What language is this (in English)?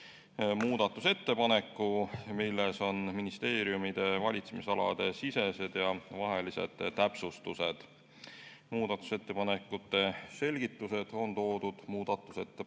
Estonian